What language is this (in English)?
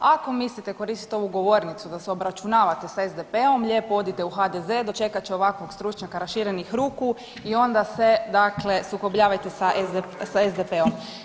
Croatian